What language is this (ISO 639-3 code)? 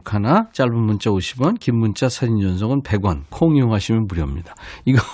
kor